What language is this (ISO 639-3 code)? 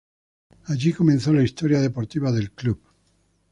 spa